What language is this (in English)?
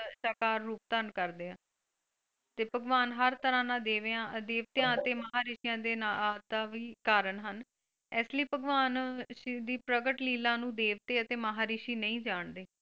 Punjabi